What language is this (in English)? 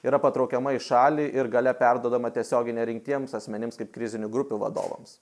Lithuanian